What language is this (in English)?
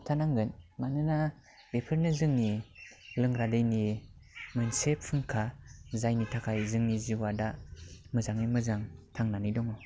Bodo